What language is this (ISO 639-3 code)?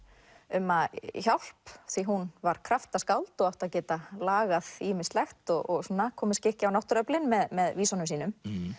isl